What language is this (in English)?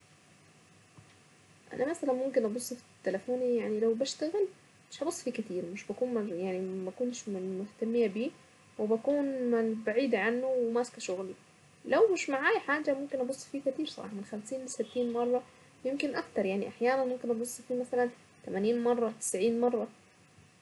Saidi Arabic